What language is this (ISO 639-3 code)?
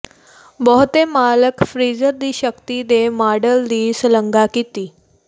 pan